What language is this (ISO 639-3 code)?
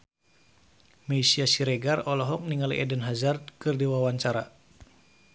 sun